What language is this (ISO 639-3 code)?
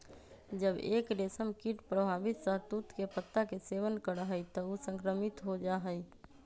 mag